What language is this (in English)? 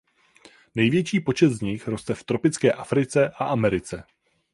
Czech